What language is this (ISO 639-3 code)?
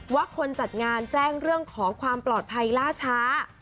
tha